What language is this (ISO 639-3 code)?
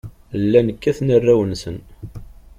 kab